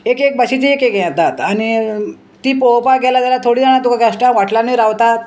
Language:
Konkani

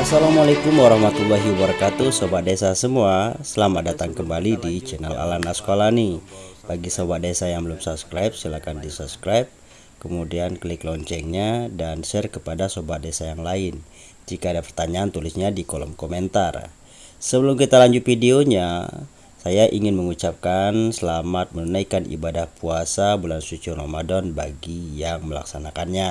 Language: Indonesian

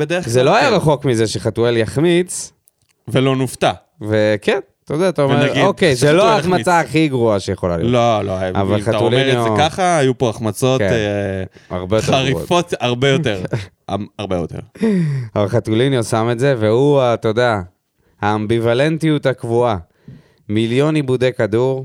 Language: Hebrew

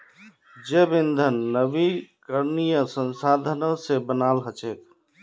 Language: Magahi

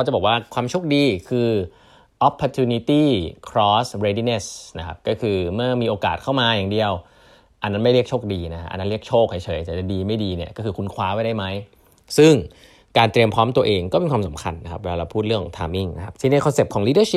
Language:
Thai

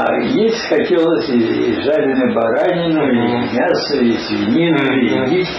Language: Russian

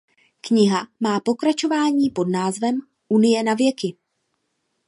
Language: Czech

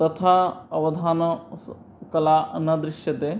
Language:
Sanskrit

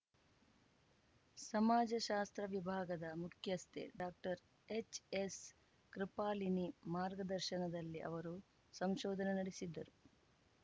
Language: Kannada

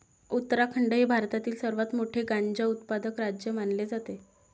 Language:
Marathi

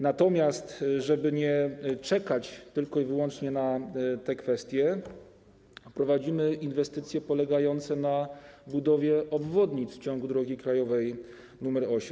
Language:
Polish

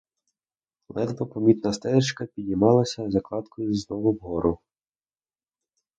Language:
Ukrainian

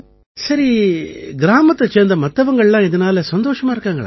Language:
Tamil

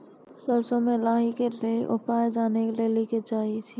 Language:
Maithili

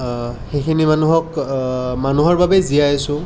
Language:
Assamese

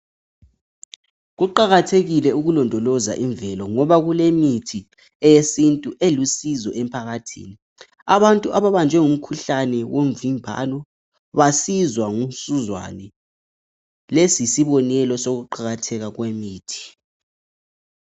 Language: North Ndebele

